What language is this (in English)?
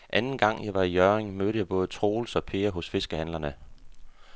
Danish